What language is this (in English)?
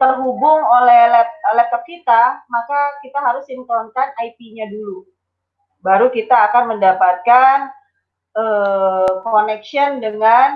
Indonesian